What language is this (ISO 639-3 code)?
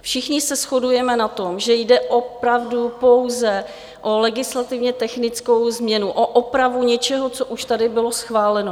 ces